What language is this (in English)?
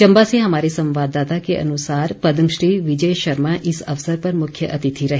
Hindi